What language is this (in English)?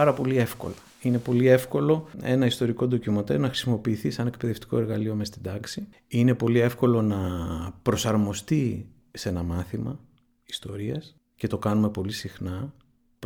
Greek